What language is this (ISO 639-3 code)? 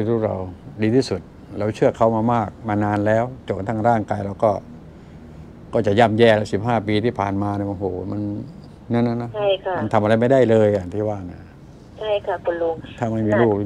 tha